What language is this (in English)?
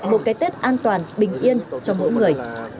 Vietnamese